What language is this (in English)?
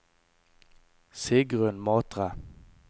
Norwegian